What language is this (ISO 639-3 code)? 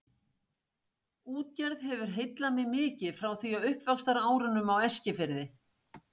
isl